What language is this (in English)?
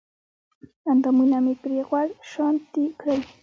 Pashto